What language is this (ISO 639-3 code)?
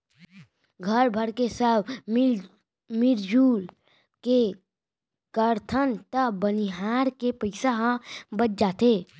hne